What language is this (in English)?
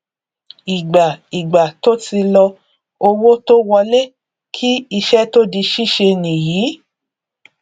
Yoruba